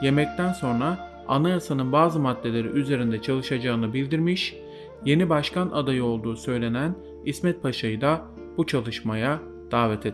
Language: Turkish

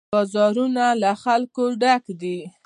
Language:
Pashto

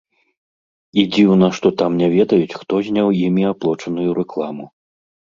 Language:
Belarusian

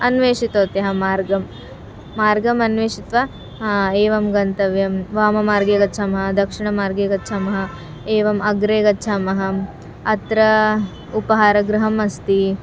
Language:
Sanskrit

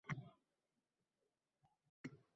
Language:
Uzbek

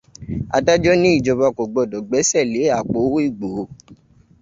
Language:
Yoruba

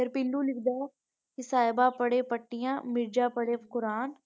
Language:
Punjabi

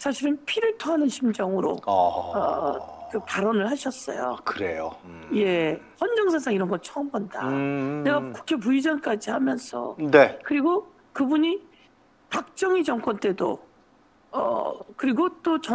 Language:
Korean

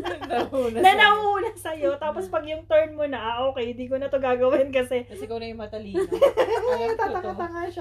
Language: Filipino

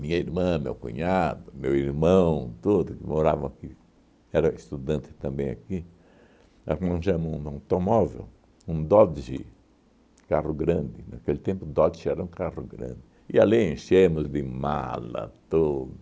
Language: Portuguese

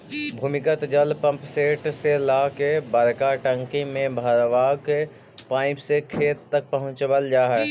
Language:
Magahi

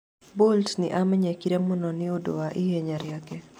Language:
Kikuyu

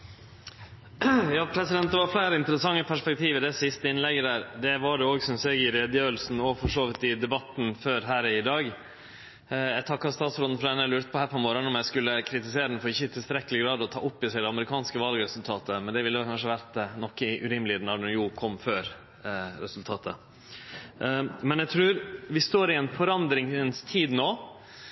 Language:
Norwegian Nynorsk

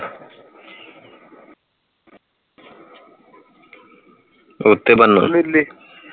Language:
Punjabi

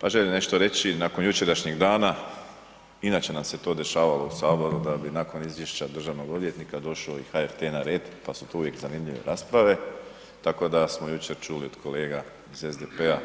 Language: Croatian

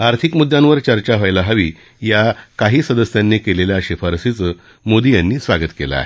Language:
Marathi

